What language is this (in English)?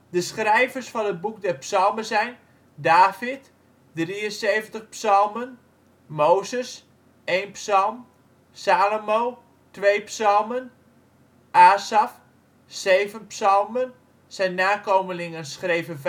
Dutch